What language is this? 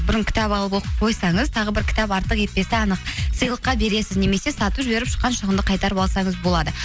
Kazakh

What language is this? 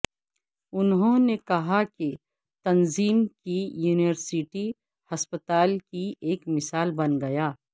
Urdu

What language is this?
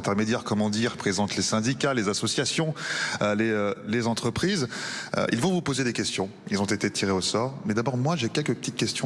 French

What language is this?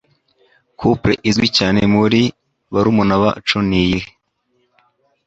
Kinyarwanda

